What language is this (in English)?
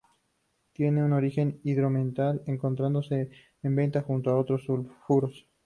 Spanish